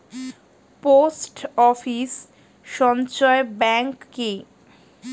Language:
Bangla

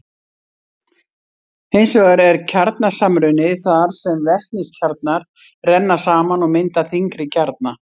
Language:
Icelandic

